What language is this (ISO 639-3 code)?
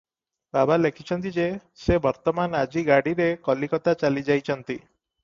ori